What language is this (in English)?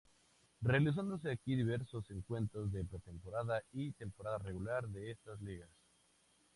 Spanish